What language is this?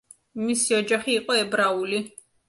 Georgian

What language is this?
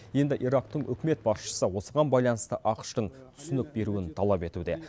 Kazakh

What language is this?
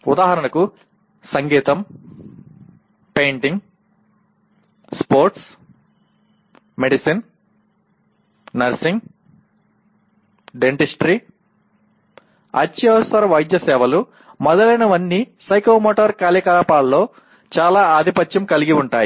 Telugu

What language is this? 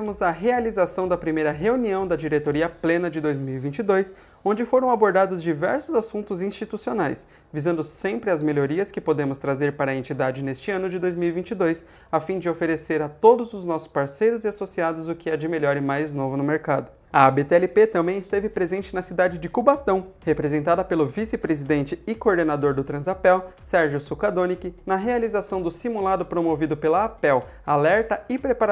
Portuguese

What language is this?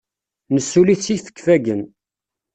Kabyle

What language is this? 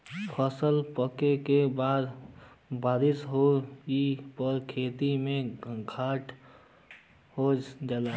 Bhojpuri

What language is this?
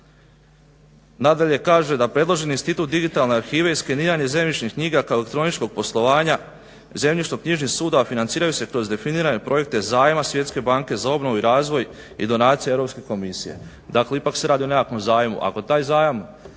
Croatian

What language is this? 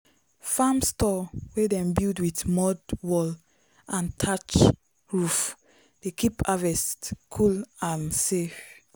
Nigerian Pidgin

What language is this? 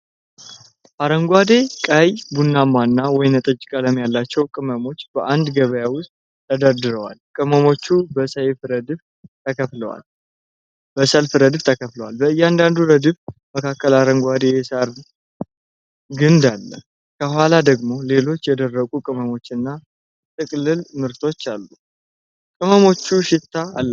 Amharic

